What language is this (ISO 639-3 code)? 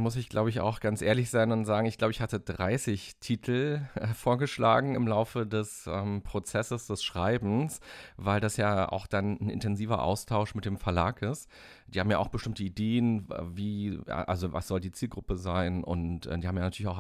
deu